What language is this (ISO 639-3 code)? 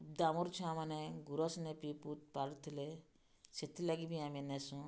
ori